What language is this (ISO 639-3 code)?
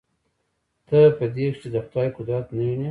pus